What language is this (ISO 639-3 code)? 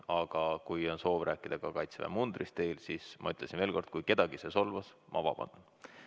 est